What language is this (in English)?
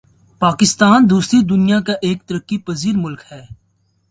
Urdu